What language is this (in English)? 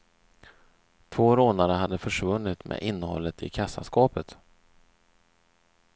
Swedish